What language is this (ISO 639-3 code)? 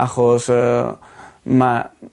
cym